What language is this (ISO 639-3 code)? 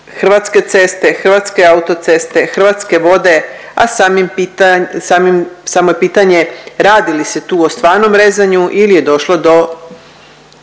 hrv